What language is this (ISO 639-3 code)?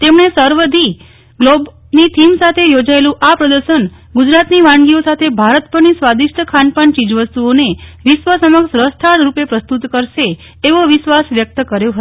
guj